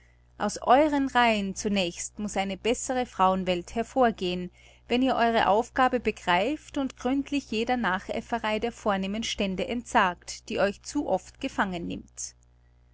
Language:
German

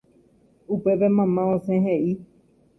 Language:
Guarani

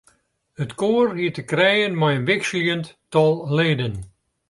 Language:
Western Frisian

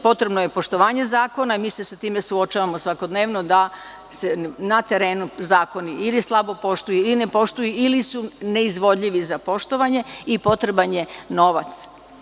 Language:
Serbian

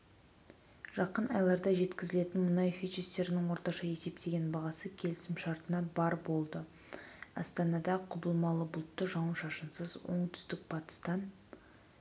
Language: Kazakh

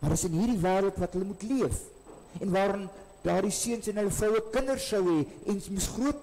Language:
Dutch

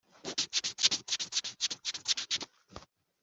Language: Kinyarwanda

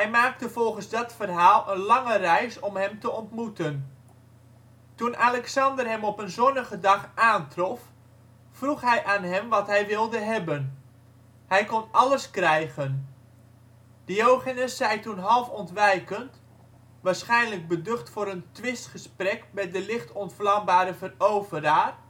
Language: Dutch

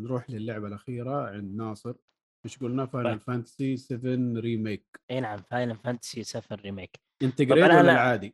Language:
Arabic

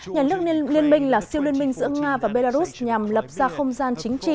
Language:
Vietnamese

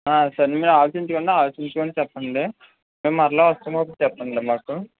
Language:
Telugu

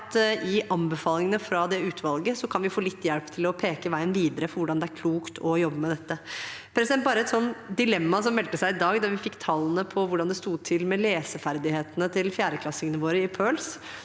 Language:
Norwegian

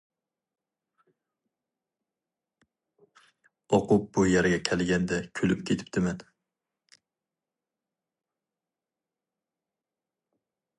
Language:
Uyghur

